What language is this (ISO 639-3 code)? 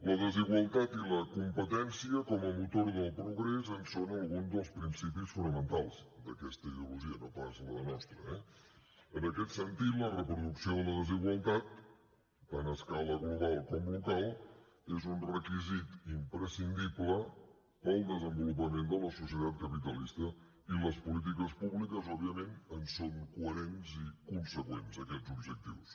cat